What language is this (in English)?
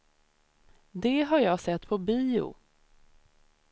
Swedish